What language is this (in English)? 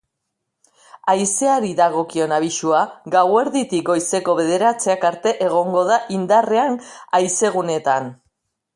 Basque